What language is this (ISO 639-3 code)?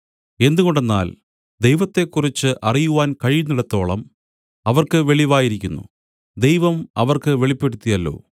mal